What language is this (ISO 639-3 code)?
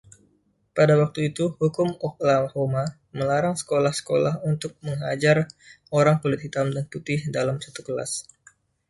ind